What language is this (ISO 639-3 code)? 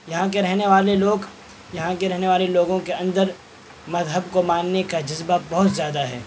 urd